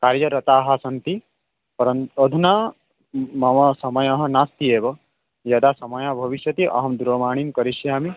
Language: Sanskrit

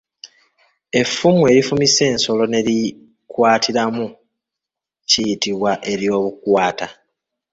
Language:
Ganda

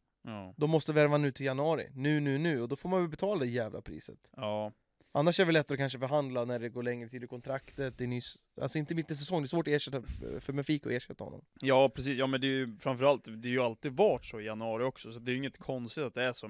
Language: Swedish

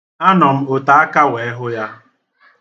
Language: Igbo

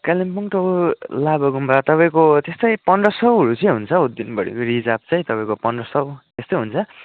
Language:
Nepali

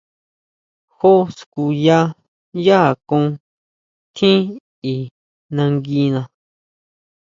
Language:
Huautla Mazatec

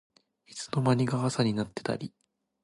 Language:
Japanese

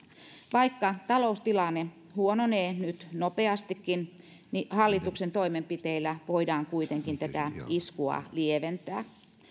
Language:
Finnish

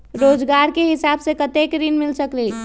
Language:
Magahi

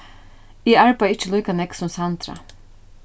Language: Faroese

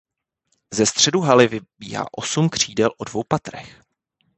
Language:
Czech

